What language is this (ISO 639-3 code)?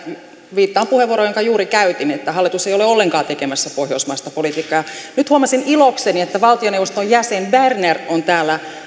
fin